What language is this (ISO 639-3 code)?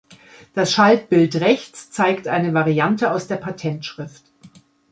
deu